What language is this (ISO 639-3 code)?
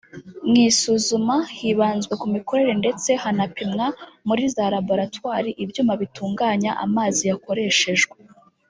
kin